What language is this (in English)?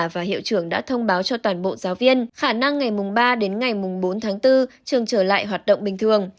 Vietnamese